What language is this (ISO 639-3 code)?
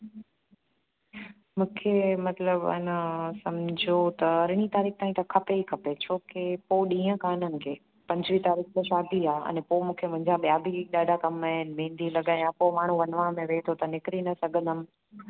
snd